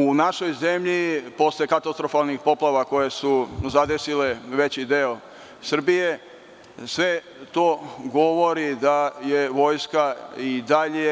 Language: Serbian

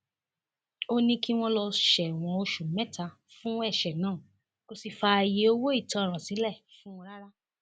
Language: Yoruba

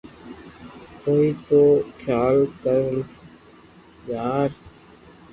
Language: Loarki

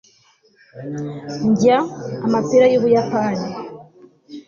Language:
Kinyarwanda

